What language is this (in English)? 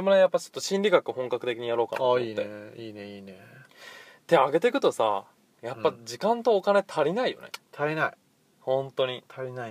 Japanese